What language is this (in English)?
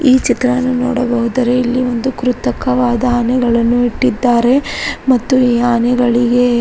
Kannada